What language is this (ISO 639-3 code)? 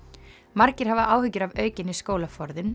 isl